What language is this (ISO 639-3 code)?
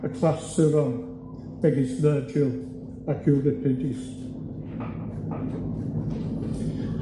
cym